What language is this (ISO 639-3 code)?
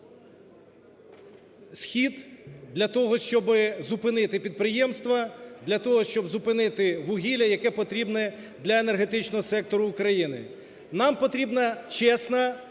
ukr